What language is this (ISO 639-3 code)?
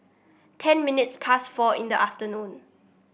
eng